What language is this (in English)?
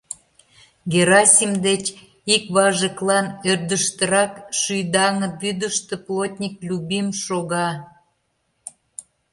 Mari